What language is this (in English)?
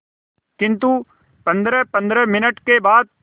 Hindi